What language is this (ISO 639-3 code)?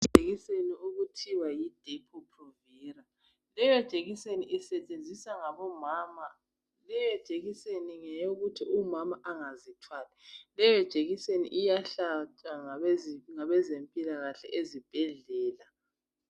nde